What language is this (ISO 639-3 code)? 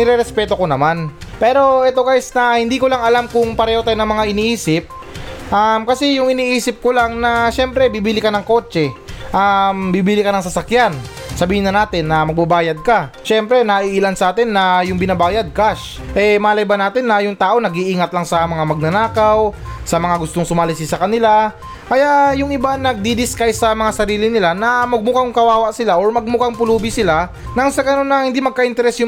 fil